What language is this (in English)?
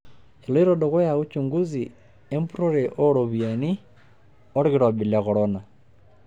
Masai